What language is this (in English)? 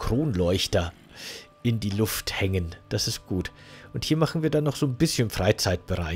German